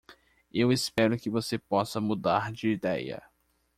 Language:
Portuguese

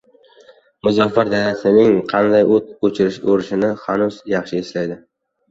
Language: Uzbek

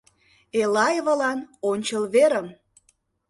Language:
Mari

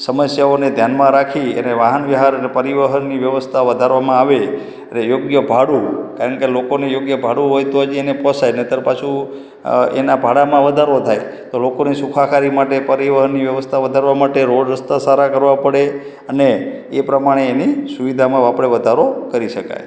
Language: Gujarati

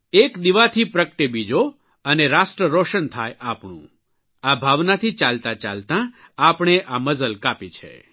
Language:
Gujarati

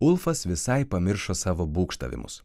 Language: Lithuanian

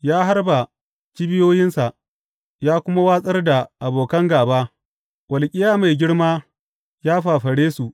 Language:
Hausa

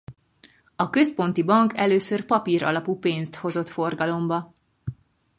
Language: Hungarian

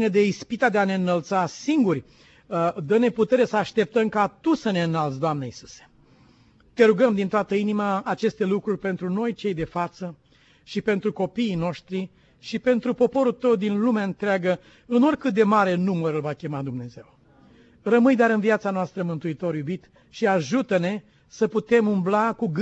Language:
Romanian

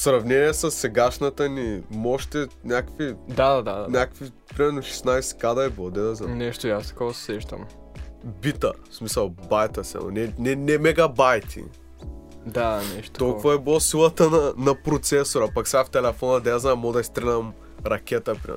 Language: Bulgarian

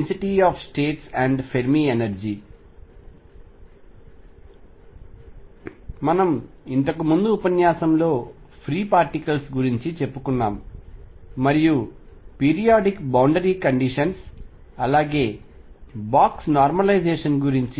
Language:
Telugu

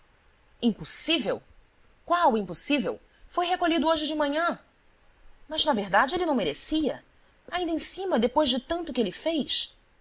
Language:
Portuguese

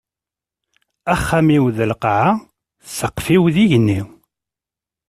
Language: Kabyle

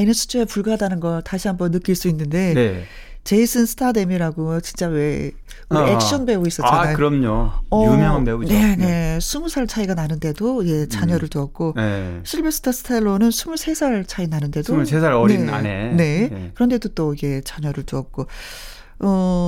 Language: Korean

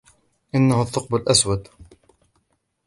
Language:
Arabic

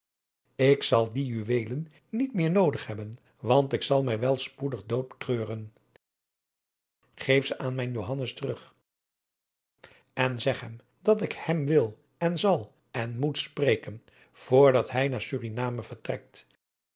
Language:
Dutch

